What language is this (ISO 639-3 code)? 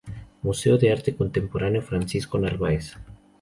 spa